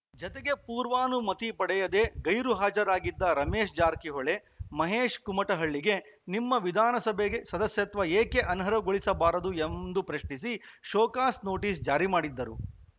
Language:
Kannada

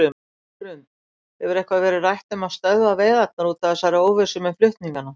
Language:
Icelandic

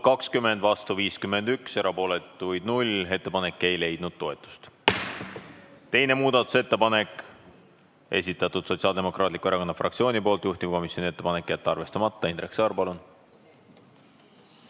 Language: Estonian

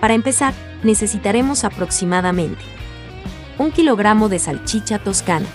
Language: Spanish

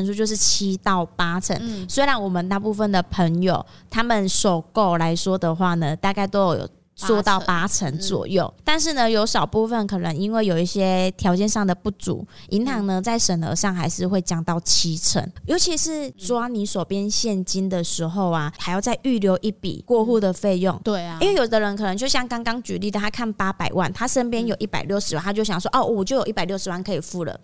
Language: Chinese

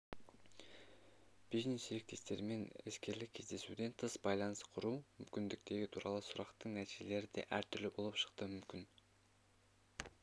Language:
Kazakh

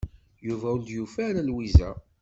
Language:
Kabyle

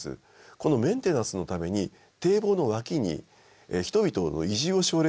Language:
Japanese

